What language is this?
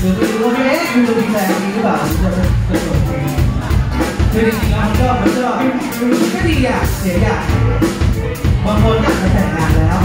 Thai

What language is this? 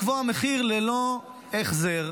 Hebrew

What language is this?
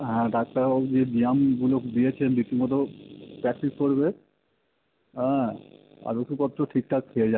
Bangla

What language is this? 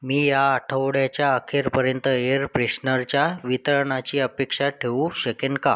Marathi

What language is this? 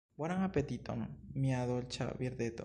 Esperanto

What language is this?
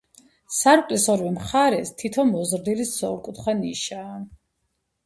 Georgian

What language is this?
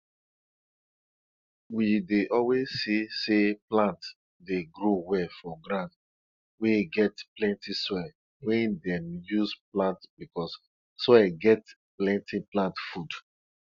Nigerian Pidgin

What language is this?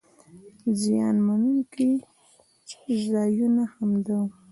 Pashto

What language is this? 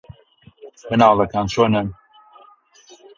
Central Kurdish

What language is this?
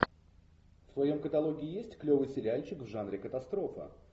Russian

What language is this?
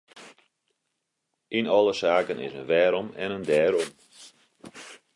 Western Frisian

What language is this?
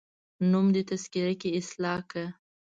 Pashto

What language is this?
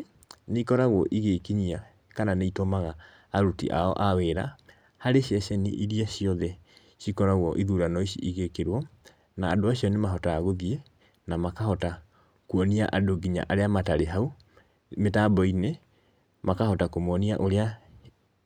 Kikuyu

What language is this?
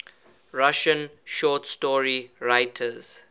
English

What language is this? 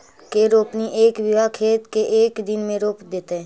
Magahi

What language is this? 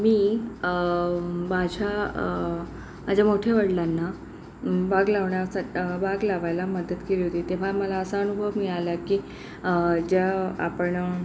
Marathi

